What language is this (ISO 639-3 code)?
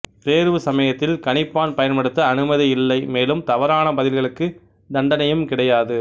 tam